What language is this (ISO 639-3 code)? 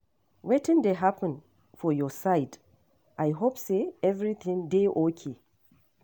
pcm